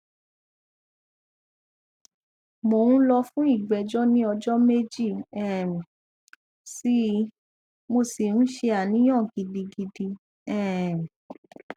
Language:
Yoruba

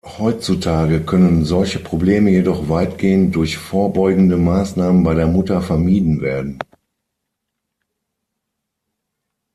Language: German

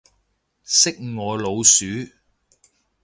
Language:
Cantonese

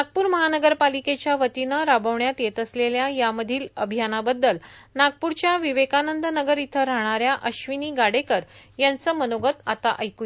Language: Marathi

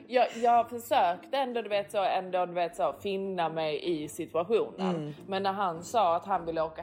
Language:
Swedish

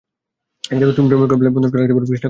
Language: Bangla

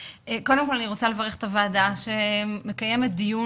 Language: Hebrew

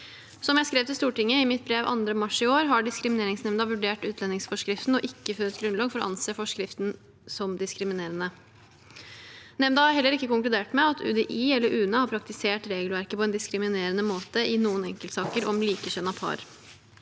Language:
Norwegian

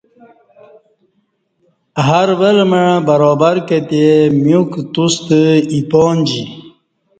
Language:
Kati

